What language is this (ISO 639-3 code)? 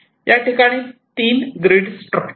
mar